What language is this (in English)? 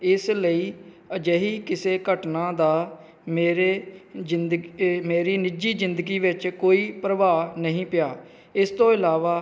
Punjabi